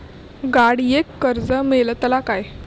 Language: Marathi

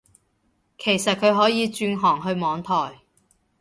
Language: Cantonese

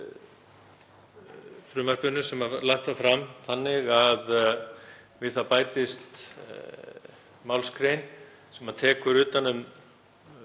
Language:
Icelandic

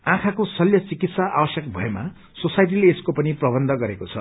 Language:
Nepali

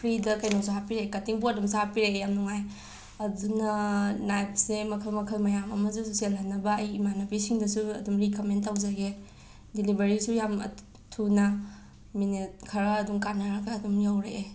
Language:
Manipuri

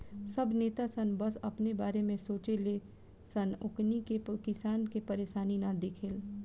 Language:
Bhojpuri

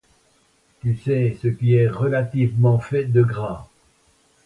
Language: French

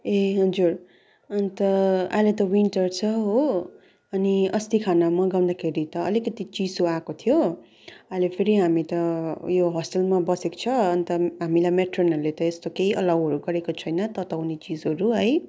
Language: Nepali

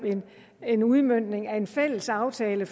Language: Danish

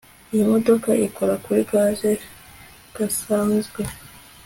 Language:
Kinyarwanda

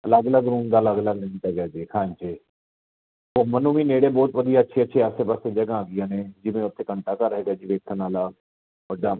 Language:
Punjabi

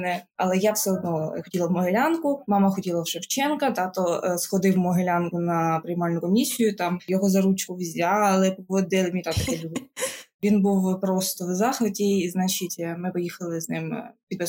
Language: Ukrainian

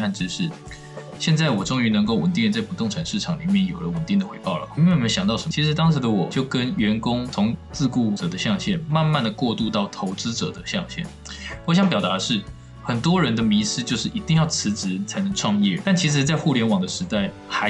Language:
Chinese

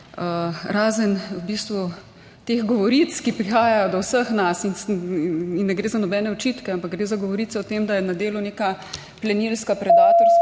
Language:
Slovenian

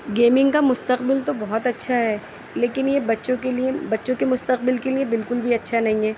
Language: Urdu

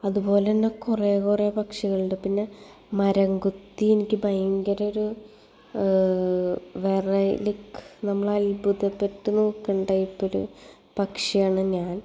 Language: Malayalam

